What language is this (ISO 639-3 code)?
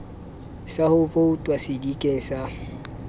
sot